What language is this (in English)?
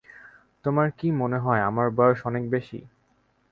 Bangla